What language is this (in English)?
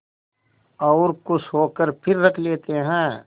Hindi